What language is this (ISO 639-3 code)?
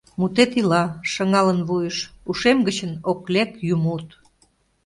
chm